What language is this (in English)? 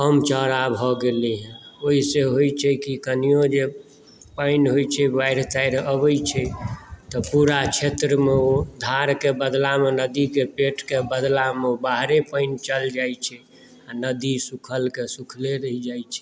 Maithili